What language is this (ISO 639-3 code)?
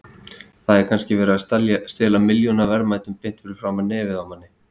isl